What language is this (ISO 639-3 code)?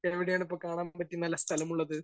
mal